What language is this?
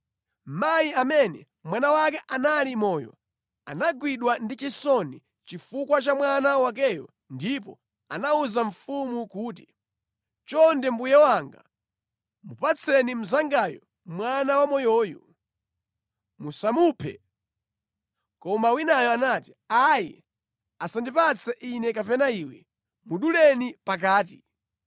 Nyanja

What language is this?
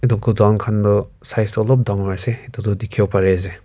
Naga Pidgin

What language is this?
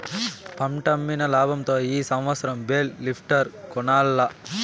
Telugu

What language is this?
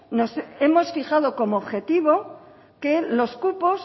Spanish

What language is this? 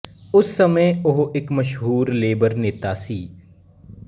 Punjabi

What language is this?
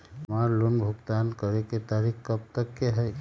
Magahi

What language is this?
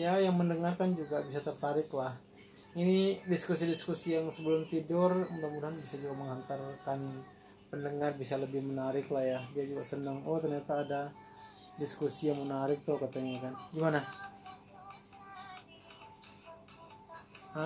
Indonesian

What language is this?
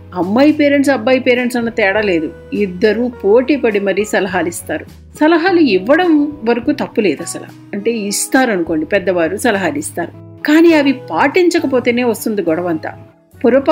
Telugu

